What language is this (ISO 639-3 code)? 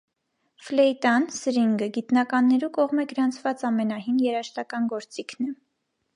hye